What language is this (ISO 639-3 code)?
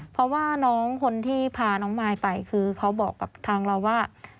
tha